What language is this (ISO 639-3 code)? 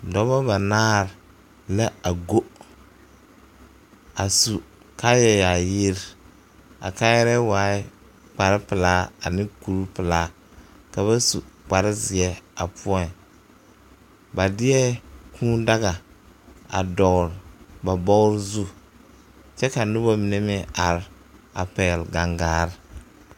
dga